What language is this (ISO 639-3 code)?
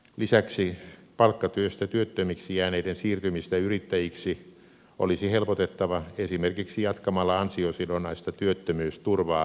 fin